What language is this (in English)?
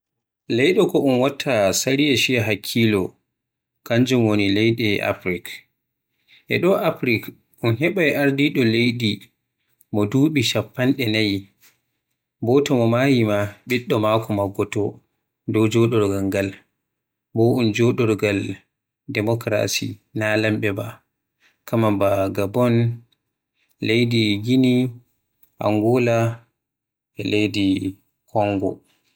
Western Niger Fulfulde